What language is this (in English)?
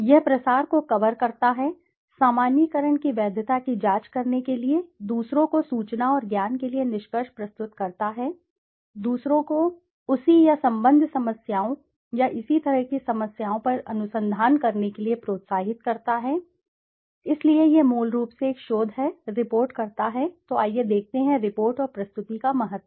Hindi